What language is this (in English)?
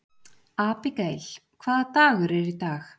Icelandic